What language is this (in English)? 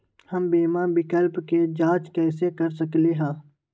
Magahi